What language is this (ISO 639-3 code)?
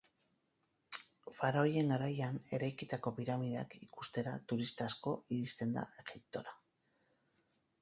eus